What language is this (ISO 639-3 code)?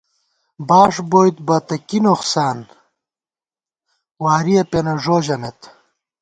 gwt